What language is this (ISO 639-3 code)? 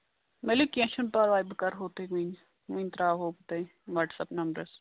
kas